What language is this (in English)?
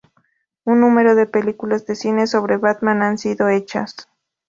Spanish